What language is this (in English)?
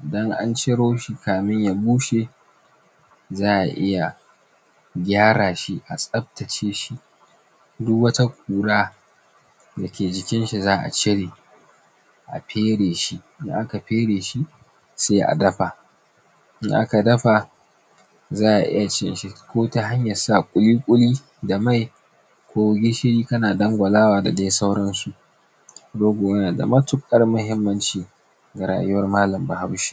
Hausa